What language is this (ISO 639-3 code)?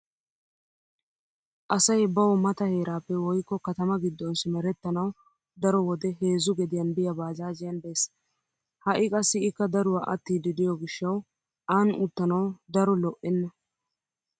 wal